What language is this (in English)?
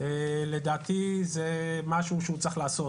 Hebrew